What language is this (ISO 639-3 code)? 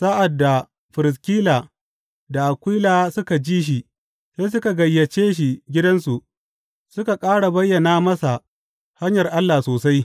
hau